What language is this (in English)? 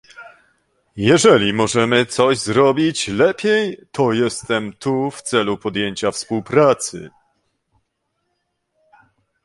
Polish